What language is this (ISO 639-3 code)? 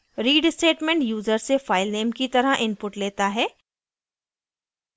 hin